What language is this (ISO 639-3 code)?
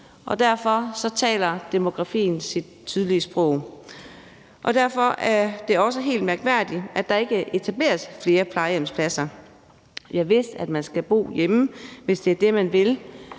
dan